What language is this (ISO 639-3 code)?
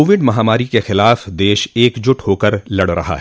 hin